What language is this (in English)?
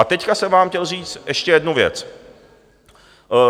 Czech